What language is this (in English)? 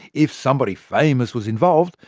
English